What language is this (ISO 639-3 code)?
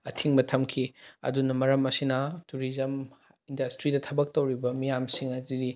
mni